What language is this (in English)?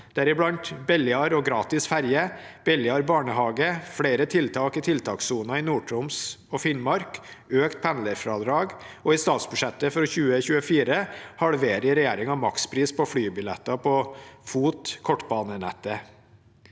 Norwegian